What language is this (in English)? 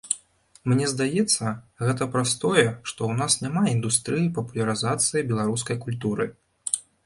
Belarusian